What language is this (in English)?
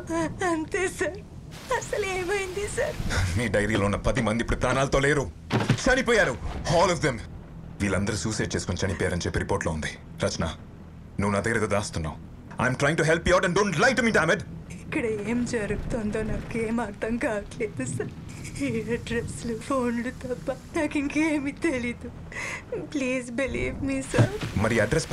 Telugu